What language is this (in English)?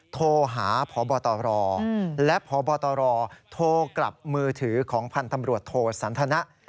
Thai